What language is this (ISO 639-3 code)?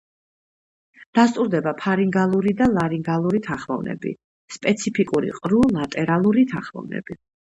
kat